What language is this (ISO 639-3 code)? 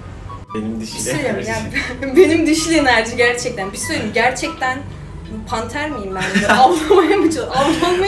tur